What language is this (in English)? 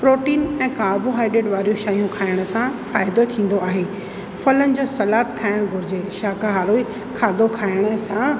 Sindhi